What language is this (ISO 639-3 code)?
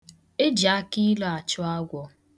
ibo